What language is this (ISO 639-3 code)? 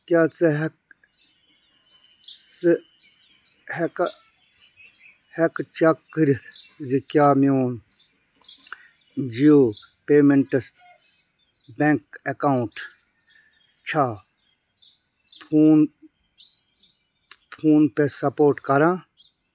kas